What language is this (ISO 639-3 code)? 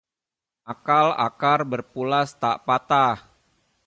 ind